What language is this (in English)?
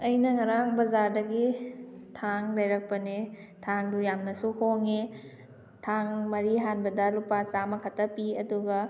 Manipuri